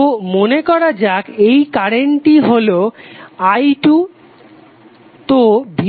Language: Bangla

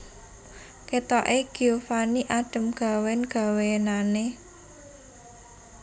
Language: Javanese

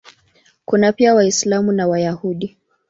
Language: Swahili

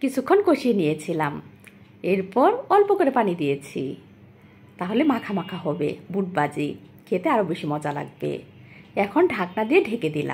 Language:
Hindi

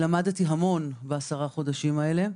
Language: Hebrew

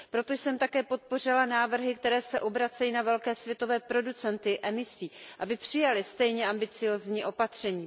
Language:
Czech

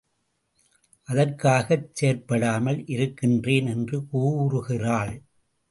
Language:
Tamil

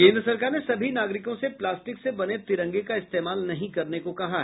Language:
Hindi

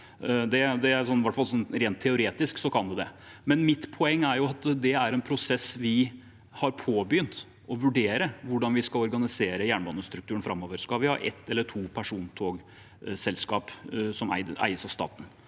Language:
Norwegian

